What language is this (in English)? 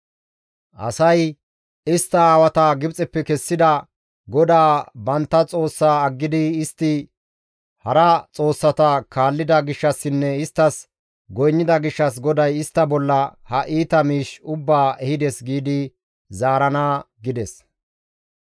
Gamo